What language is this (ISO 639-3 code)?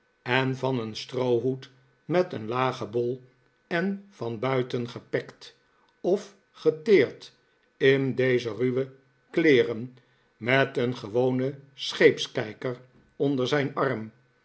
nld